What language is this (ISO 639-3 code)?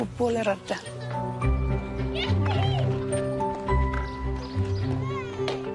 cym